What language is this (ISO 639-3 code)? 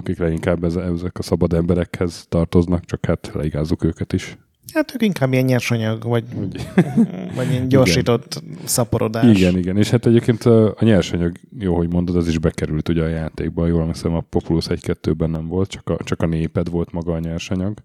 hun